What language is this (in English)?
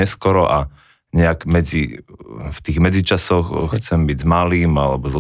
Slovak